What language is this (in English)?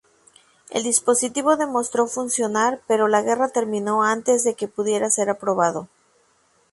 Spanish